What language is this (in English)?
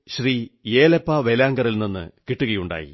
Malayalam